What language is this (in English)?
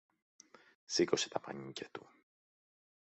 Greek